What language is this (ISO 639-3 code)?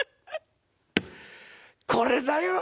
jpn